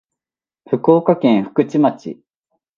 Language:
Japanese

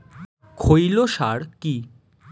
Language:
Bangla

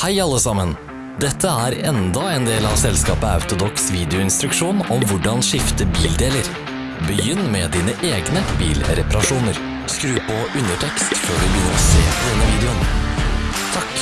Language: Norwegian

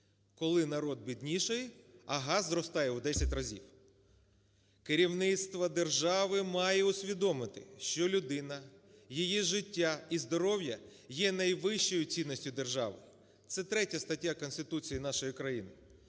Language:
Ukrainian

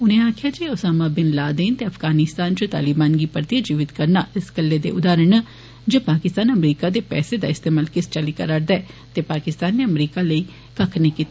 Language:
Dogri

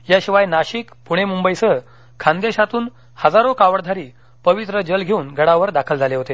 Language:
Marathi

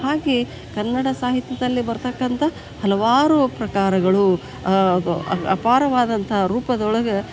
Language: Kannada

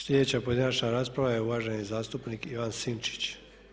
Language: Croatian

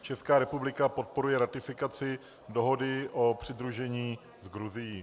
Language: Czech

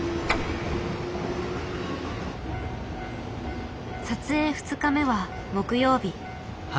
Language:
Japanese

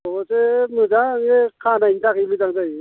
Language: Bodo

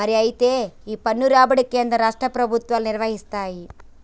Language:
Telugu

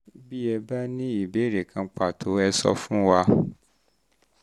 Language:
Yoruba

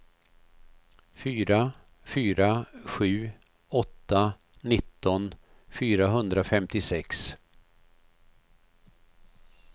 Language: Swedish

